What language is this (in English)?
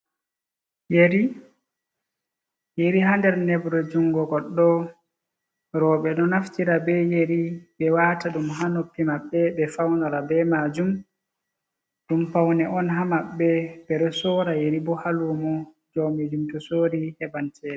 Fula